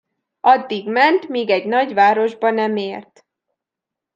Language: Hungarian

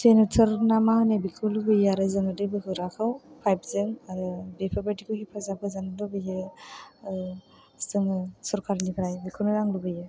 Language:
Bodo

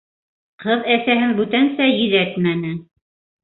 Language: Bashkir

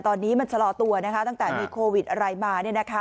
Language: Thai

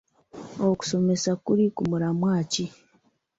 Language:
Ganda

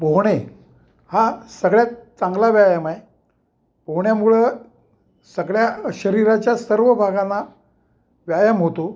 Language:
Marathi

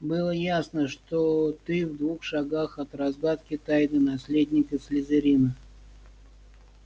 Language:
Russian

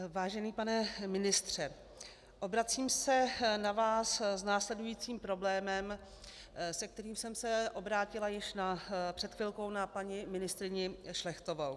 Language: Czech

